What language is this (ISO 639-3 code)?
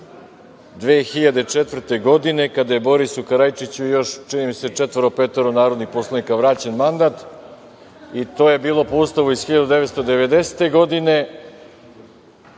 srp